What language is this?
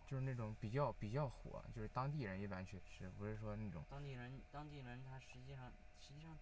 Chinese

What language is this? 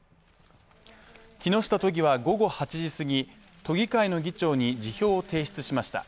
Japanese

